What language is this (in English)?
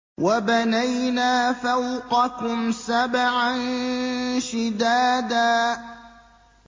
Arabic